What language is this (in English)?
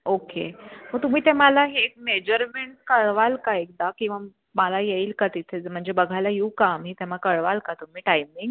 Marathi